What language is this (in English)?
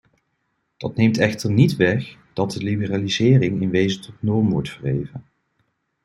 Dutch